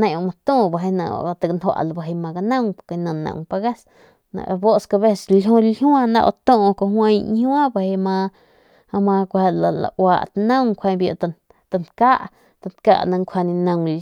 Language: Northern Pame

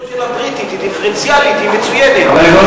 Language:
Hebrew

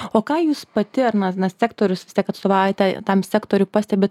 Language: Lithuanian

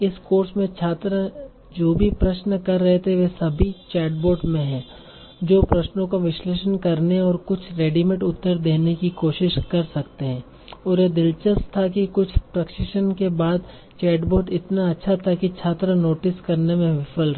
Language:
Hindi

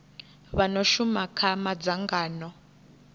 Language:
Venda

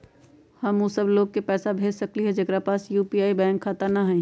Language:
Magahi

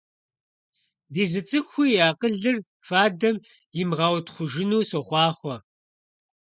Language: Kabardian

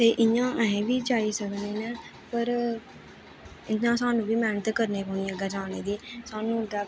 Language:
Dogri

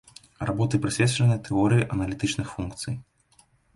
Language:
Belarusian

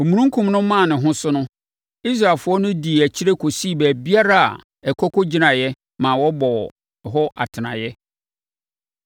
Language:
Akan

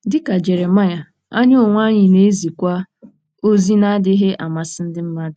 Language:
Igbo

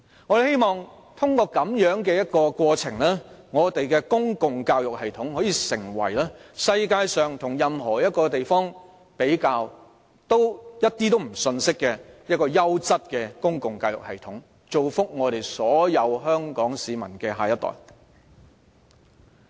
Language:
Cantonese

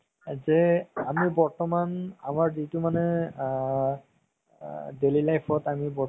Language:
Assamese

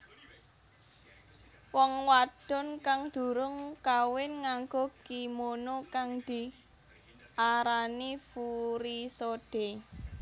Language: Javanese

